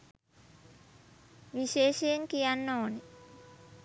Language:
Sinhala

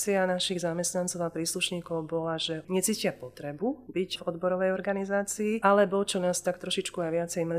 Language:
Slovak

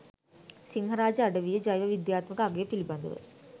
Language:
Sinhala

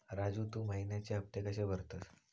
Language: Marathi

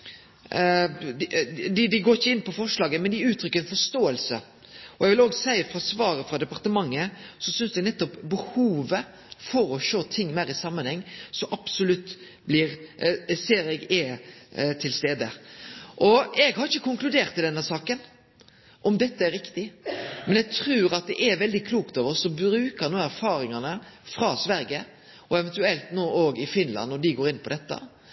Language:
Norwegian Nynorsk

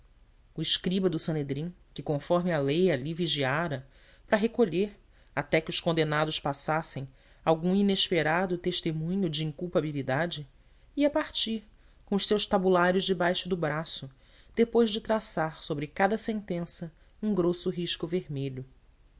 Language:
Portuguese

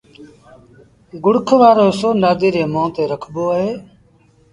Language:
Sindhi Bhil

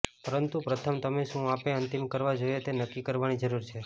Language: Gujarati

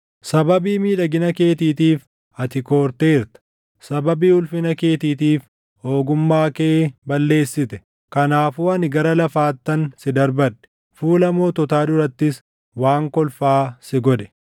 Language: Oromo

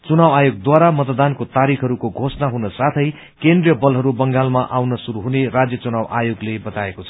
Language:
Nepali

